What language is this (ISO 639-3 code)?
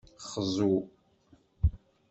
kab